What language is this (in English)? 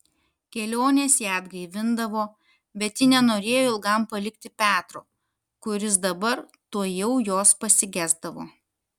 Lithuanian